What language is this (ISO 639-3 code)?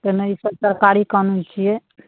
mai